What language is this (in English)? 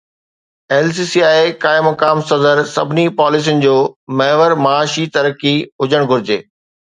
Sindhi